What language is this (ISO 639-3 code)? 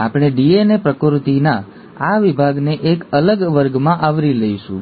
guj